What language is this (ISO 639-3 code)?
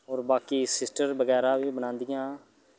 doi